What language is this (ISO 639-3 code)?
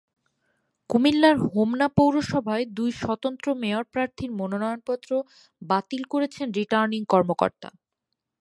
ben